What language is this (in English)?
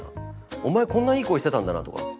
Japanese